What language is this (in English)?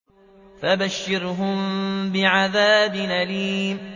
Arabic